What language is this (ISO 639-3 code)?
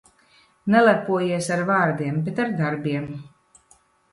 lav